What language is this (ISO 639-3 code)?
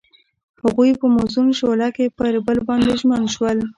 pus